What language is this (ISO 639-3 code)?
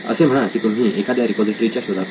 mar